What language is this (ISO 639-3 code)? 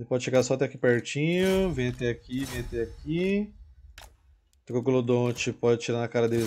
por